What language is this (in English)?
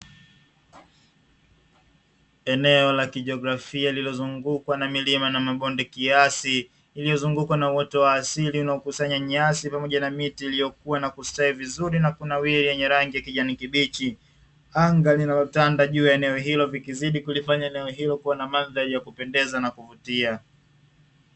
Swahili